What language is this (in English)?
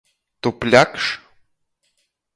Latgalian